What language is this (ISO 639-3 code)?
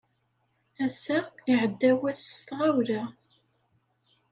kab